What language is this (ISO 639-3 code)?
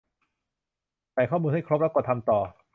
tha